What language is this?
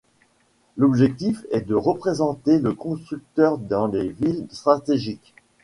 French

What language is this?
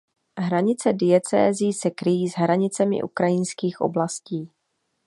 Czech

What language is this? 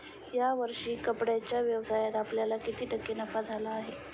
Marathi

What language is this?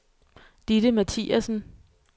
Danish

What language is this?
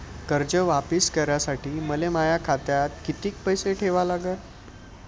Marathi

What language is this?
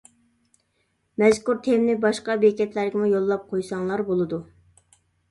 Uyghur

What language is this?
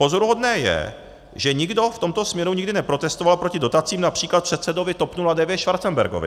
Czech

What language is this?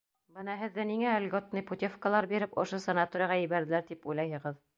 Bashkir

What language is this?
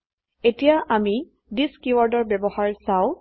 Assamese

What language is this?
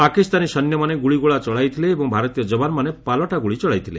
Odia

